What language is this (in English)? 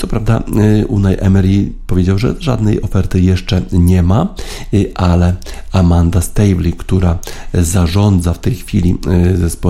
Polish